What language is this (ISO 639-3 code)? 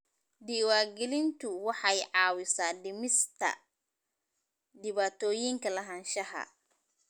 som